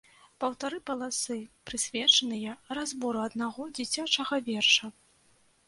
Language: Belarusian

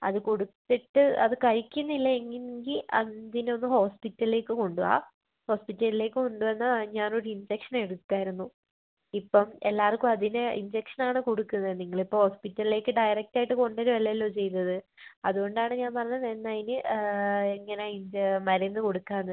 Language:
Malayalam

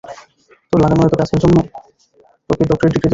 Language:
Bangla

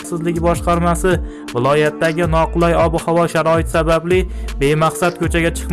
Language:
Turkish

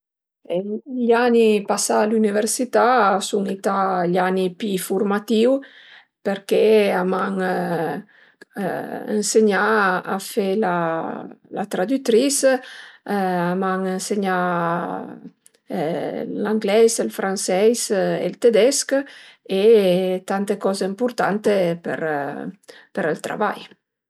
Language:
Piedmontese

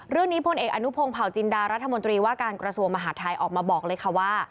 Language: Thai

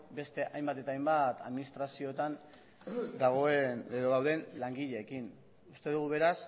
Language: Basque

